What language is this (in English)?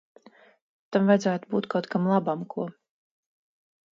Latvian